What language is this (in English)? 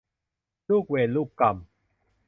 Thai